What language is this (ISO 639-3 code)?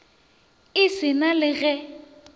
nso